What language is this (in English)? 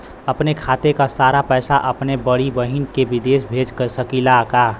Bhojpuri